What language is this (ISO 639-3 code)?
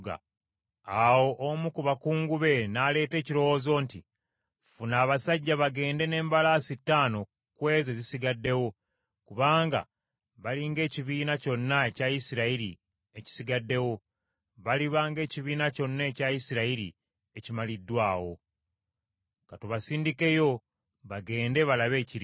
lug